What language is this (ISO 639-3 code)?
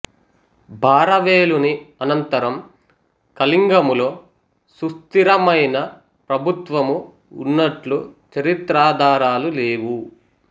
tel